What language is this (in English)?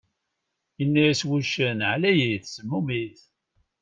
Kabyle